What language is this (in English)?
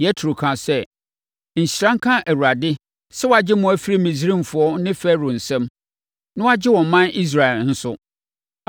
Akan